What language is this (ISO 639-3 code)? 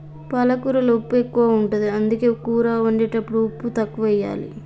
tel